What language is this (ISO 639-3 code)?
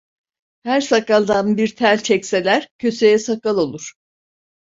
tur